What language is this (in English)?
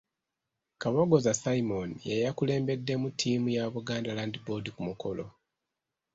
Ganda